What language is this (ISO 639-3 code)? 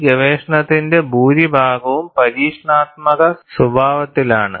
mal